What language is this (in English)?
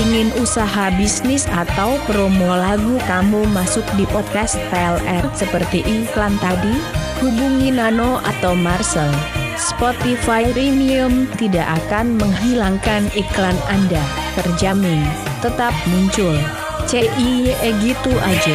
Indonesian